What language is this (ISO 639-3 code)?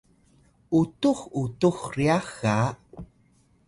tay